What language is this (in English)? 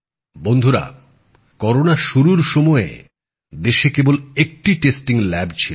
Bangla